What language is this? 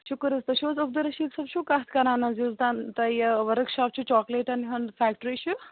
Kashmiri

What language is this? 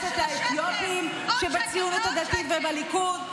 Hebrew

